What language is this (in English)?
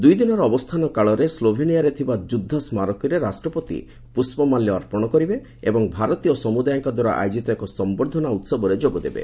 Odia